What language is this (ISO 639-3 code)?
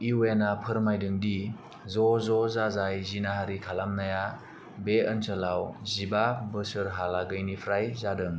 brx